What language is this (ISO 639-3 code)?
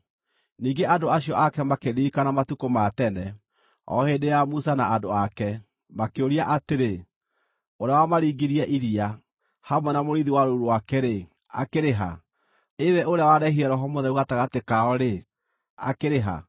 kik